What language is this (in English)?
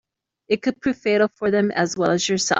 English